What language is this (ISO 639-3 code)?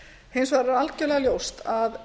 isl